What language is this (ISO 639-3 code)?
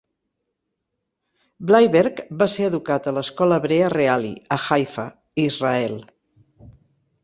cat